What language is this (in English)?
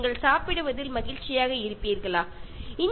Malayalam